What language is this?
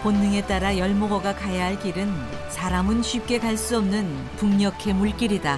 Korean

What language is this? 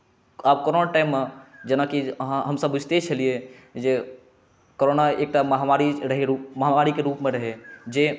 Maithili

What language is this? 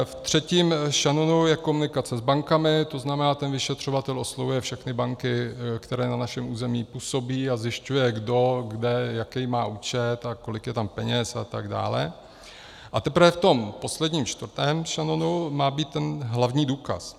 Czech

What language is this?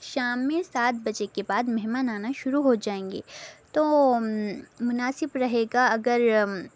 Urdu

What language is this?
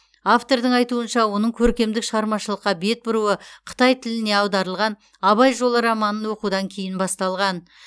Kazakh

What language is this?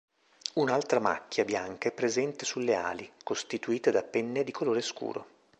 Italian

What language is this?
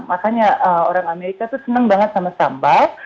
Indonesian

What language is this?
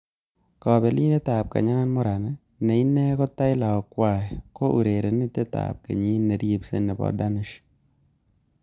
Kalenjin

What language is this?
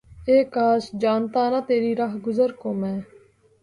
Urdu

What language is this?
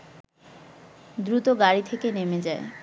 Bangla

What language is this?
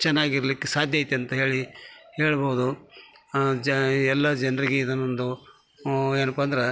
Kannada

